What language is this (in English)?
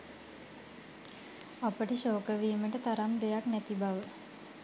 Sinhala